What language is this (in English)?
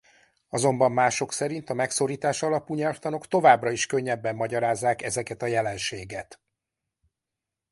Hungarian